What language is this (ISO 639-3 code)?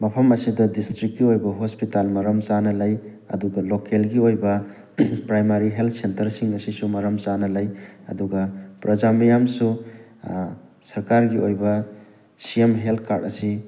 mni